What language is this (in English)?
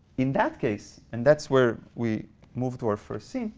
English